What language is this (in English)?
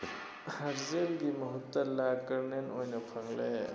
Manipuri